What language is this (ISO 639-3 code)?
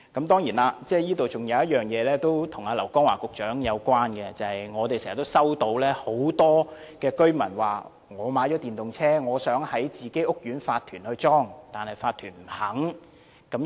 yue